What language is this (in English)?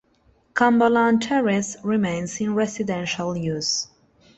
English